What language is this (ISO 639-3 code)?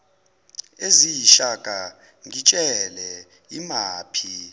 zul